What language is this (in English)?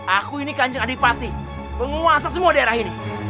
Indonesian